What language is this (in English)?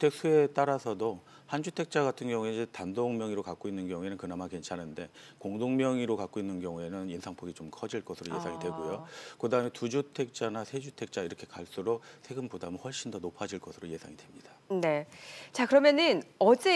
Korean